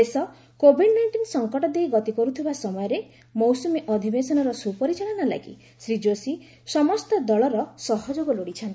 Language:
Odia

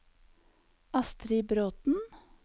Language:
Norwegian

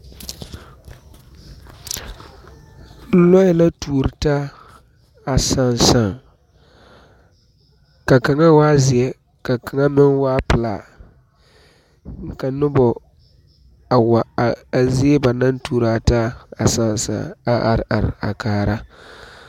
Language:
Southern Dagaare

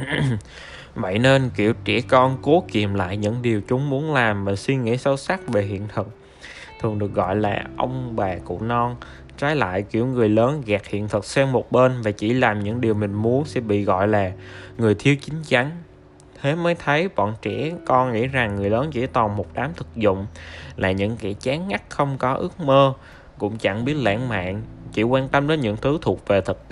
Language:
Vietnamese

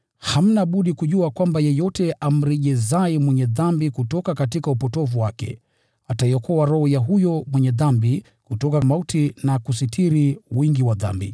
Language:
Swahili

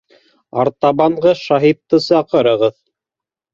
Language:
Bashkir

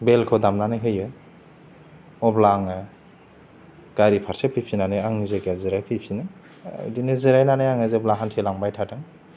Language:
Bodo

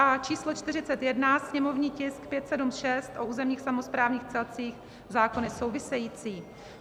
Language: Czech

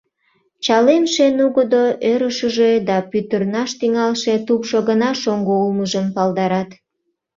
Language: Mari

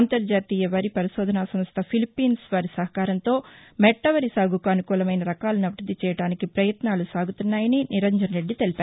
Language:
Telugu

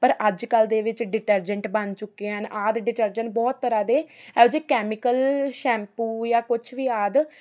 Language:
Punjabi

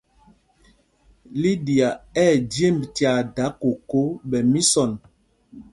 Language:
Mpumpong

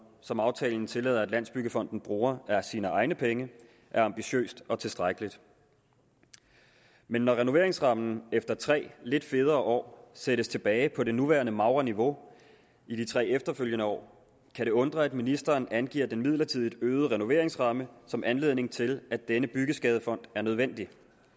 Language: Danish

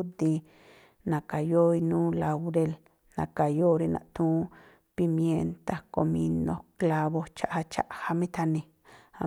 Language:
Tlacoapa Me'phaa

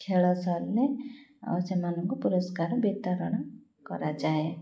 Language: Odia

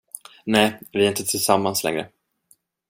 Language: Swedish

